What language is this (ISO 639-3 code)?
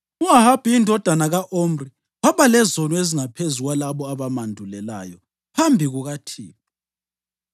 nde